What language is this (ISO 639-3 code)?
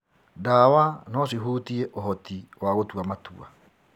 kik